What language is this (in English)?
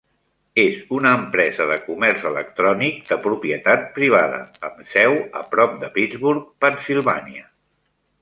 Catalan